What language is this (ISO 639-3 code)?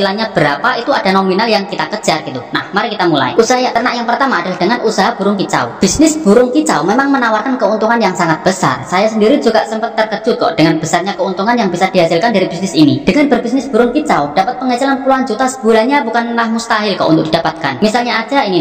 ind